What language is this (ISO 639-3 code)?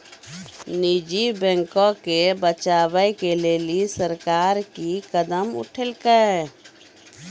mai